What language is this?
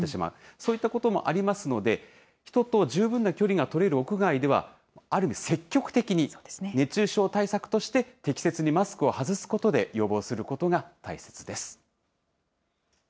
Japanese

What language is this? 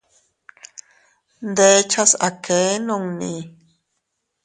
Teutila Cuicatec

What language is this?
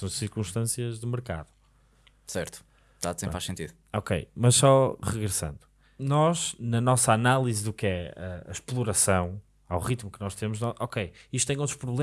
Portuguese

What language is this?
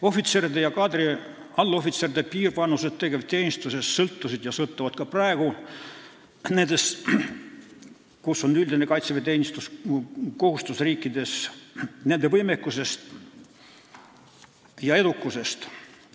Estonian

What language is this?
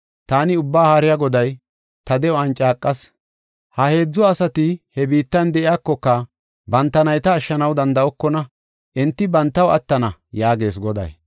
Gofa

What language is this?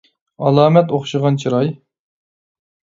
Uyghur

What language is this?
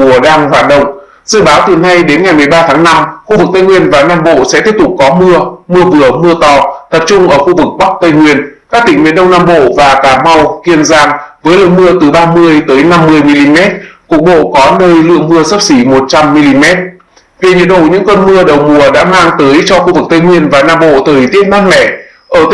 Vietnamese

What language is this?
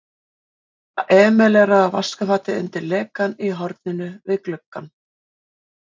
Icelandic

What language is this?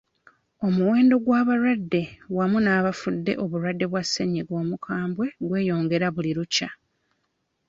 Ganda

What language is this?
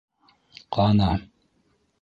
Bashkir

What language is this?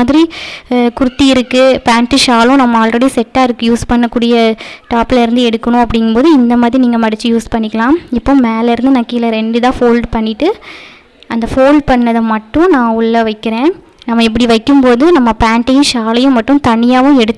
Tamil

